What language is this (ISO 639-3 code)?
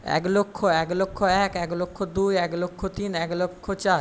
ben